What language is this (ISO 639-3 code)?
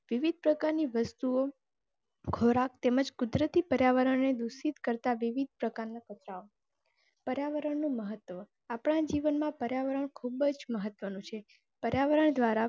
guj